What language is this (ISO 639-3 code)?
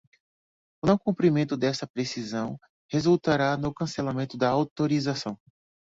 por